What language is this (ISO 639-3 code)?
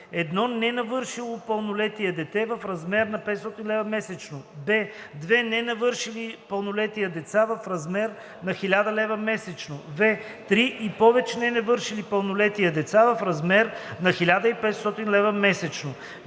bul